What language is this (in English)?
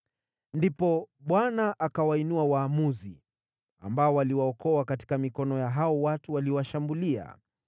Swahili